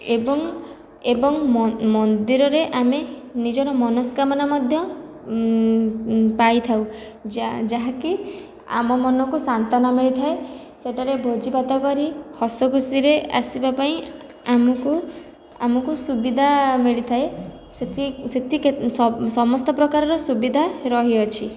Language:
Odia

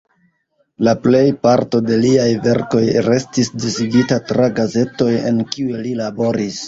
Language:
Esperanto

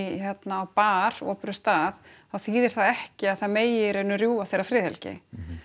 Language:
Icelandic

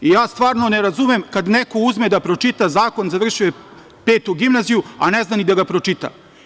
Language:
Serbian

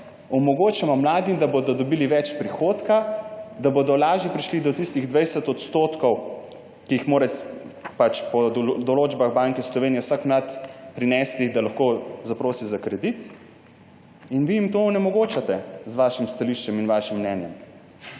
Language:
Slovenian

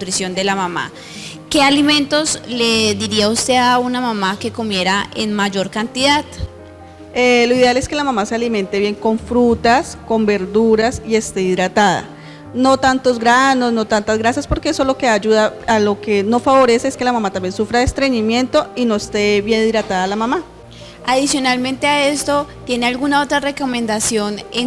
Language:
Spanish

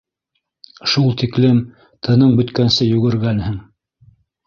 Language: Bashkir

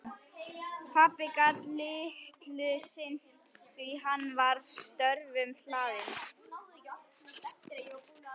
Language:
Icelandic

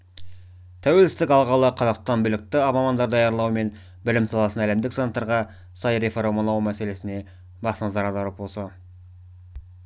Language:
Kazakh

